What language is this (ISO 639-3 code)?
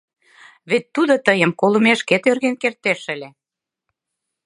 chm